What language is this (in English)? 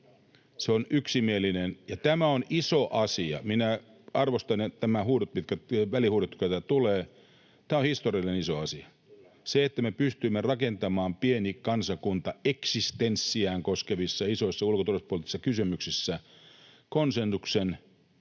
Finnish